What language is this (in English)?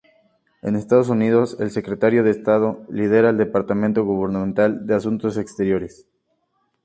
Spanish